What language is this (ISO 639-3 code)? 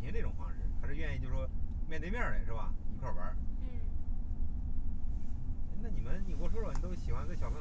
zho